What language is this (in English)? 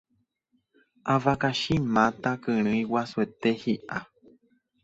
Guarani